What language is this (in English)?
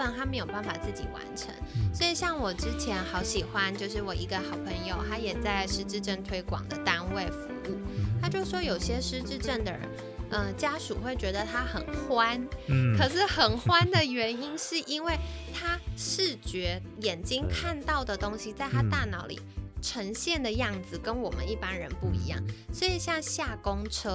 Chinese